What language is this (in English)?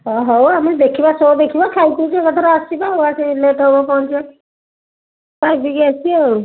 Odia